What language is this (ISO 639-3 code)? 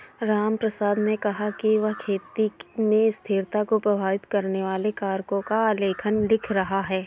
hin